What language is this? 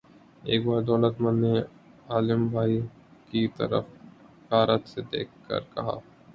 Urdu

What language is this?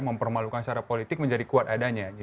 Indonesian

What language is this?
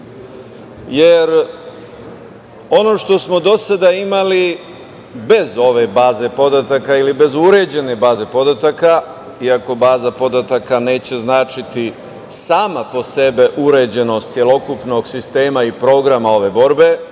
Serbian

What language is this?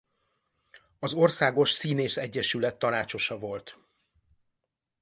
Hungarian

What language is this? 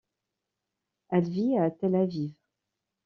French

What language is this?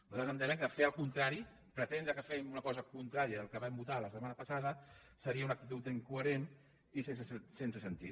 Catalan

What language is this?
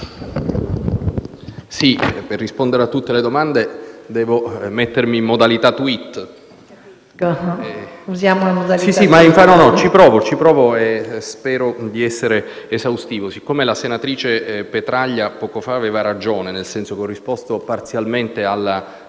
Italian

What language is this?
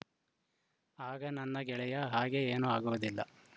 Kannada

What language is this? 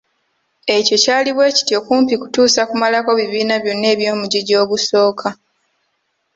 Ganda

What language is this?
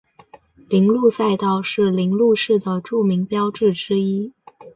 Chinese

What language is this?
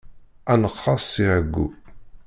Kabyle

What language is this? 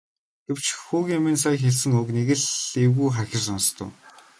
Mongolian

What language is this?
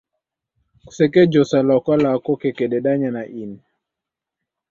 Taita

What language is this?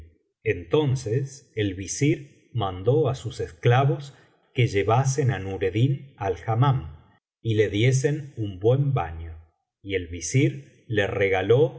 Spanish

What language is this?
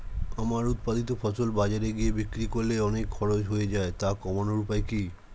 Bangla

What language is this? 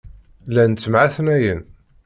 Kabyle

